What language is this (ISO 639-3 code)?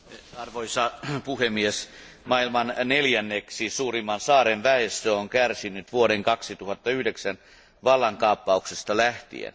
fin